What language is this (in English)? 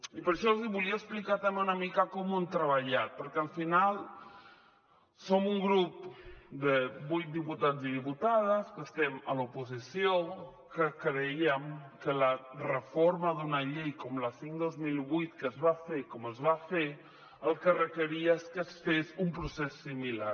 Catalan